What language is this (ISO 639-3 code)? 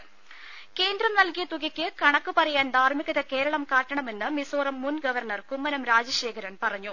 mal